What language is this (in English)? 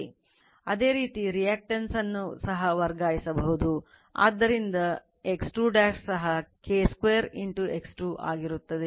Kannada